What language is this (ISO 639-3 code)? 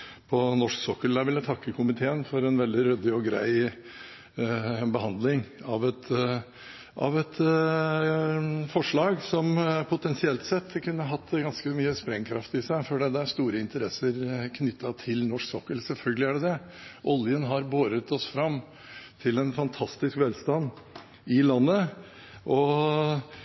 nob